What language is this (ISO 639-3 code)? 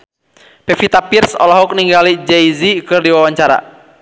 sun